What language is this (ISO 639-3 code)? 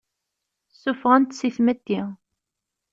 kab